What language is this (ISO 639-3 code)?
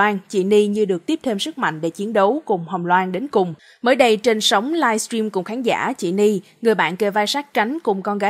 vie